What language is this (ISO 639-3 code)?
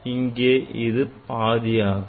tam